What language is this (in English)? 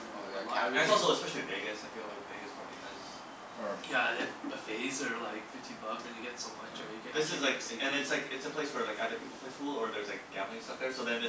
English